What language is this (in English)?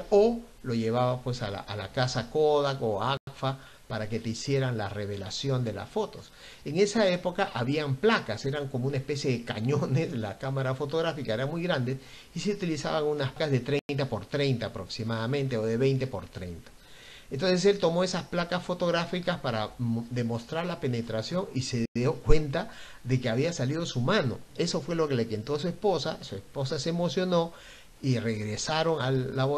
Spanish